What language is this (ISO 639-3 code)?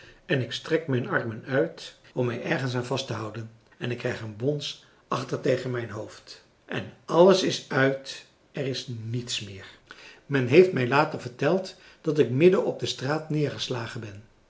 nld